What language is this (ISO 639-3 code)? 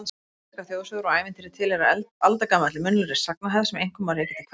isl